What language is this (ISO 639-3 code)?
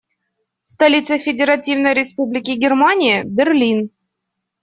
rus